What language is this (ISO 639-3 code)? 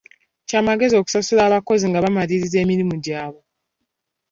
lug